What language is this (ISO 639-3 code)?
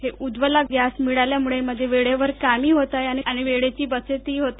mar